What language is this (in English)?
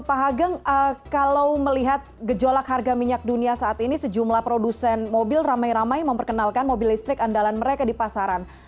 Indonesian